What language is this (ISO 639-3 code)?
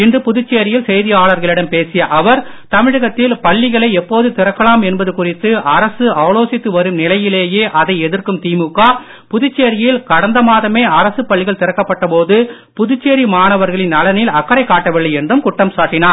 tam